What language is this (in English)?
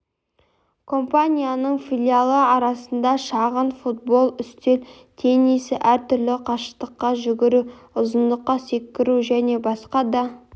Kazakh